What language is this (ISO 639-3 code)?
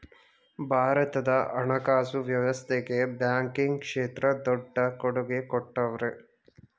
kan